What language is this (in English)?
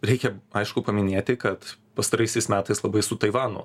Lithuanian